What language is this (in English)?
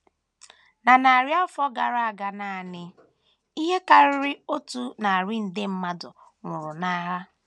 Igbo